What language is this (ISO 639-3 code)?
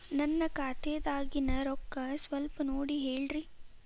kan